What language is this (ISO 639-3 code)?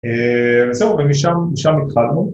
heb